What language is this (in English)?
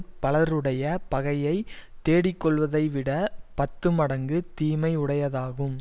Tamil